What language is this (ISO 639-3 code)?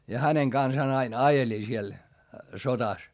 fin